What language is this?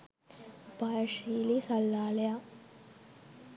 Sinhala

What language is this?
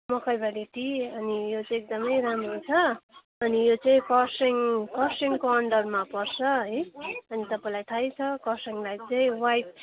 Nepali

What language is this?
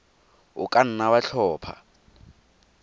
Tswana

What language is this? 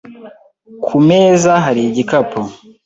Kinyarwanda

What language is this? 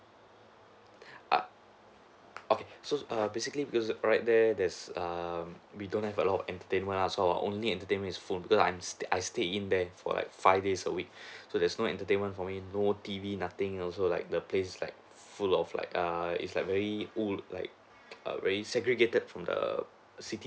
English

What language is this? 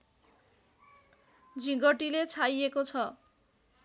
Nepali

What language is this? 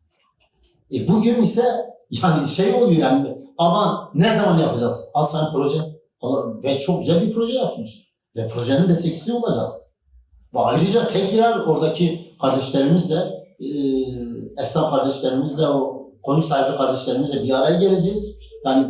Turkish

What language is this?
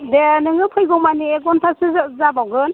Bodo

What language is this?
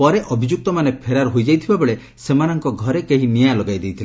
Odia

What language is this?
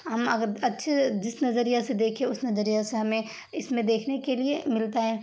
Urdu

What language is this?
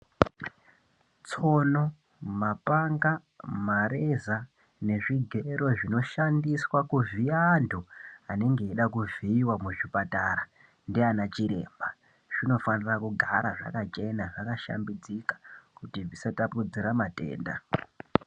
Ndau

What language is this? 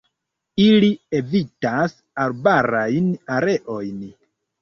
Esperanto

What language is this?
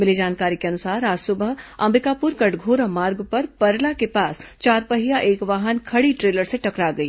Hindi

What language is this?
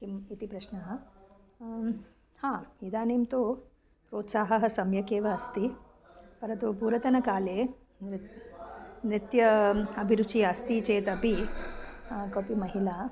Sanskrit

